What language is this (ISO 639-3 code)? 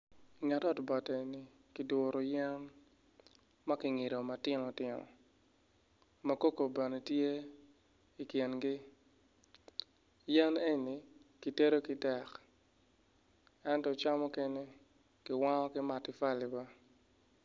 ach